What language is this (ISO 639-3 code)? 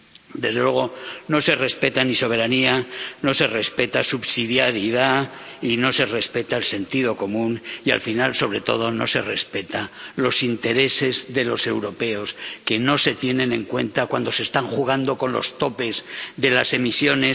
spa